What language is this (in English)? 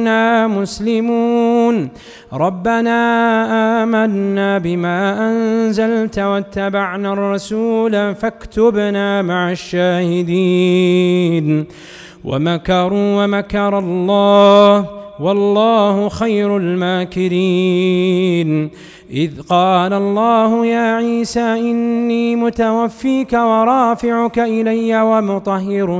Arabic